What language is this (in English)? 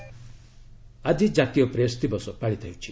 Odia